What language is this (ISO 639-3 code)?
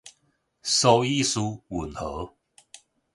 nan